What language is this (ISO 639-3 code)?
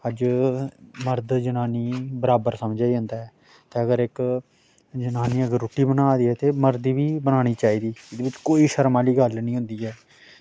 doi